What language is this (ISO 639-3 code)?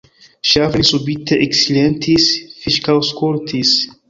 epo